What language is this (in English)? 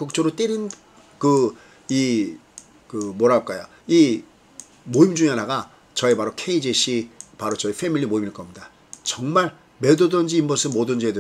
Korean